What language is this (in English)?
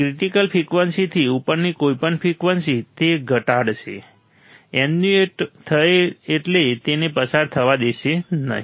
Gujarati